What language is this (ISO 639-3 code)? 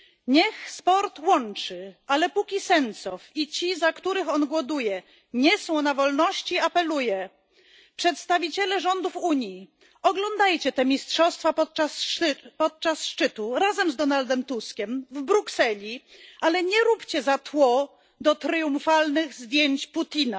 pol